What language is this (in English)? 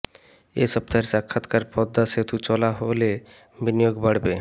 Bangla